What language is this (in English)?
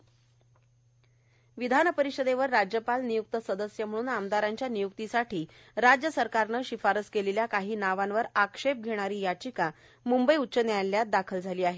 Marathi